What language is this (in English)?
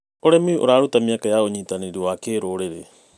Kikuyu